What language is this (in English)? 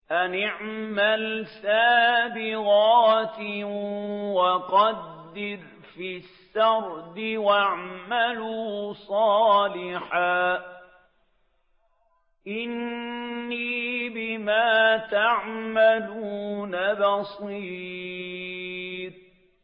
Arabic